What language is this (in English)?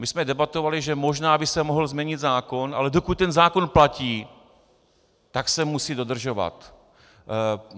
Czech